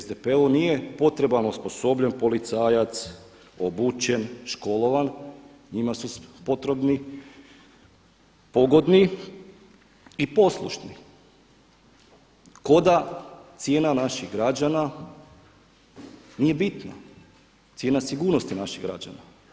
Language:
Croatian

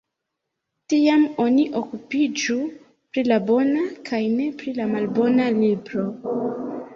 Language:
Esperanto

